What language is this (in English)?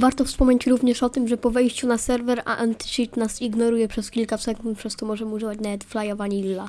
Polish